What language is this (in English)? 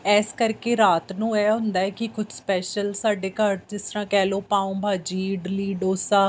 Punjabi